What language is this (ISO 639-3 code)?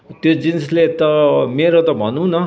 nep